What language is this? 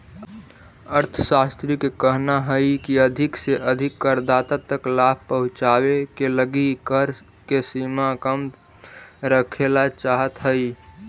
Magahi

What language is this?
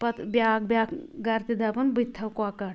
Kashmiri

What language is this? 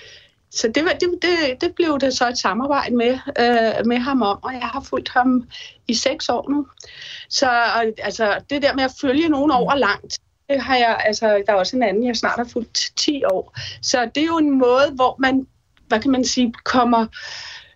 Danish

